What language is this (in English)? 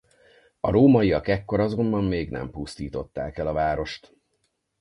Hungarian